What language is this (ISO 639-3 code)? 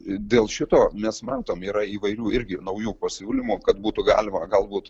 lit